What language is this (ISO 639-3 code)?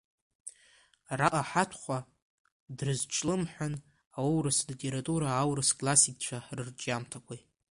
abk